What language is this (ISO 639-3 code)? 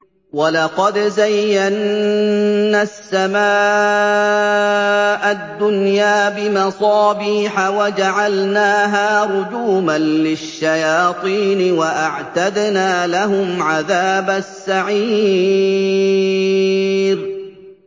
ara